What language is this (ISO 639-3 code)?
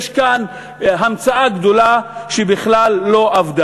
heb